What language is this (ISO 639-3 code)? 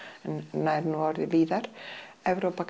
isl